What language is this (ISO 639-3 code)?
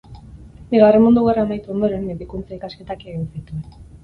eus